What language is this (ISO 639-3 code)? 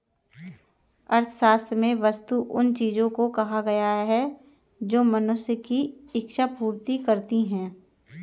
hin